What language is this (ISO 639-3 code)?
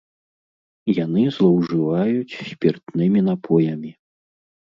bel